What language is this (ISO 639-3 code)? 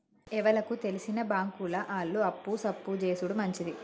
tel